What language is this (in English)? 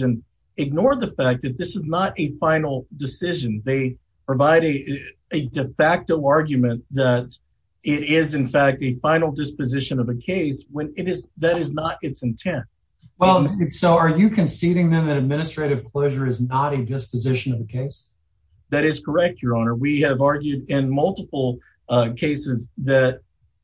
English